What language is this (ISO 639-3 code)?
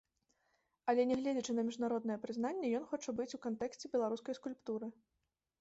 bel